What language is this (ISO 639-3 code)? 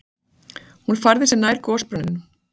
isl